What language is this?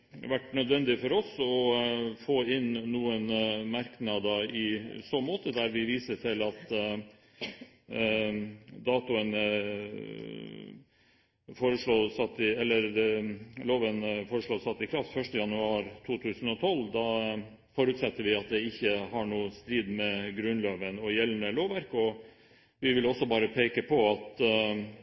Norwegian Bokmål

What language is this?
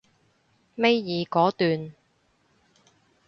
Cantonese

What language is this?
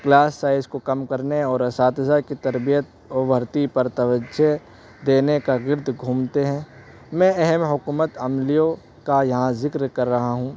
Urdu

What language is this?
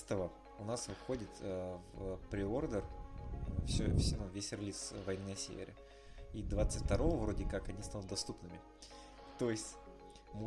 Russian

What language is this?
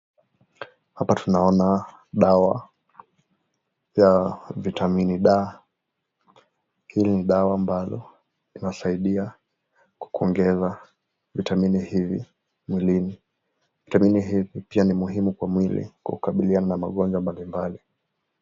Swahili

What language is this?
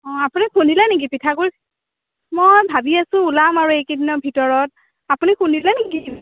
Assamese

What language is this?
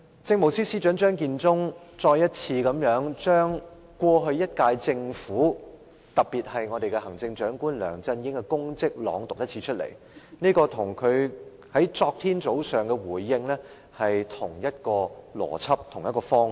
Cantonese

